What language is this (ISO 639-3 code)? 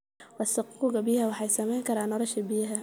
som